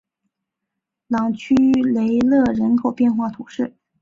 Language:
Chinese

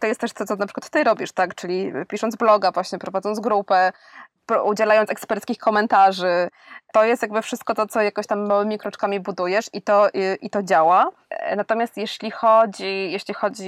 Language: Polish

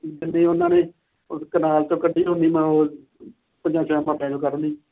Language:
Punjabi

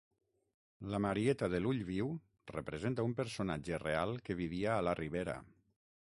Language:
Catalan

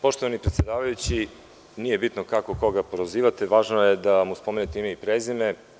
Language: Serbian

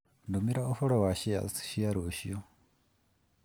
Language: Kikuyu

